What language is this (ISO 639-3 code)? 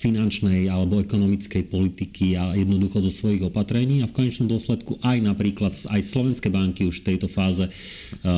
slk